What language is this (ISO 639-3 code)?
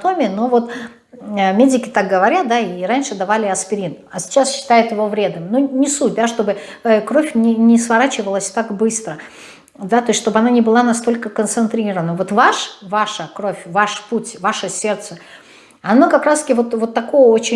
rus